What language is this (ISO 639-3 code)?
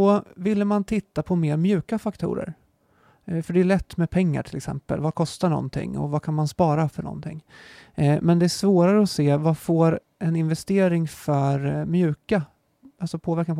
swe